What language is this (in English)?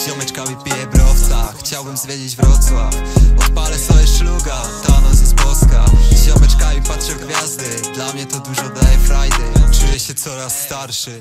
Polish